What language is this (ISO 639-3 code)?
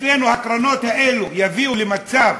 heb